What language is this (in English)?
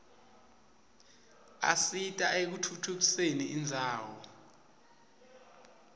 Swati